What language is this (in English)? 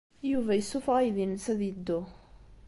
Kabyle